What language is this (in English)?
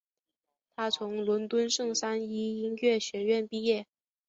Chinese